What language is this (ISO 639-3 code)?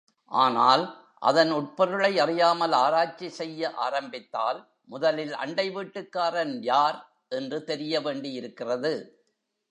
tam